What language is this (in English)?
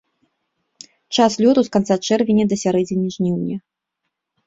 Belarusian